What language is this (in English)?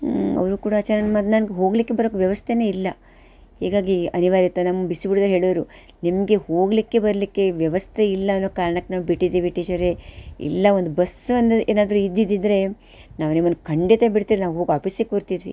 Kannada